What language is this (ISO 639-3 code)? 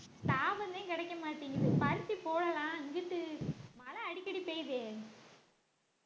tam